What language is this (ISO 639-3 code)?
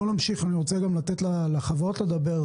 heb